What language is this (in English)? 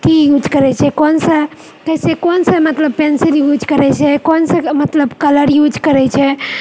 Maithili